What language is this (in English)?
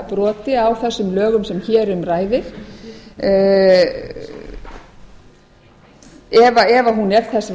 Icelandic